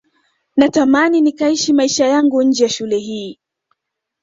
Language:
Swahili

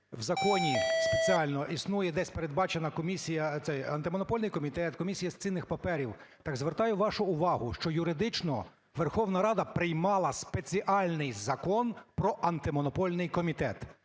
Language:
Ukrainian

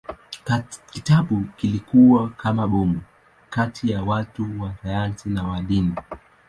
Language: Swahili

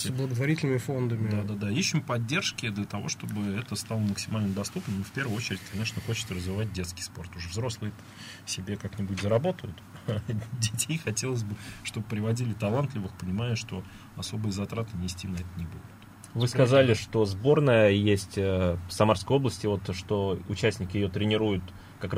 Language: Russian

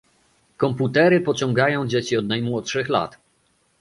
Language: Polish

